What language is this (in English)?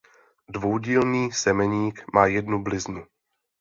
Czech